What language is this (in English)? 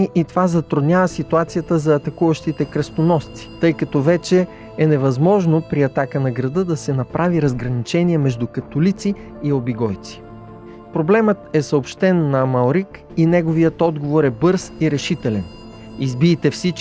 Bulgarian